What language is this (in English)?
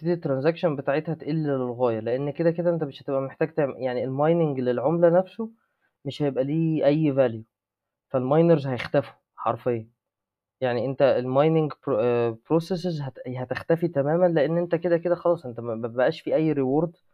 Arabic